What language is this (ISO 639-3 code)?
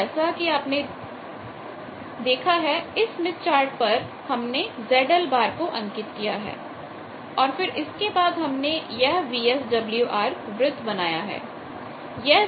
hin